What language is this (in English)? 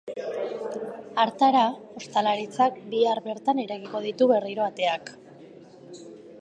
Basque